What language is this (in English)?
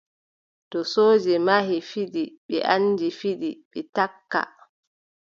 Adamawa Fulfulde